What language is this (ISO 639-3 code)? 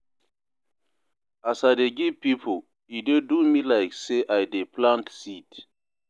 pcm